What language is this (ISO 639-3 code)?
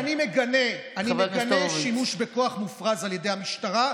heb